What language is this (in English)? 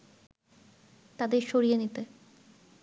Bangla